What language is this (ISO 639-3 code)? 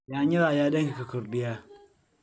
som